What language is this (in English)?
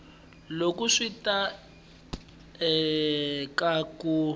Tsonga